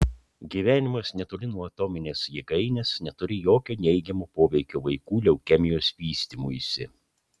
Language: Lithuanian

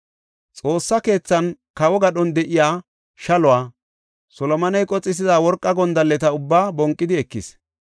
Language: Gofa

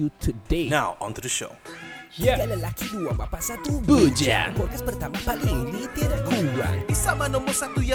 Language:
Malay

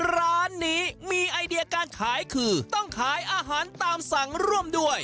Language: Thai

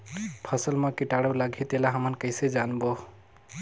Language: Chhattisgarhi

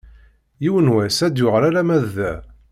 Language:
Kabyle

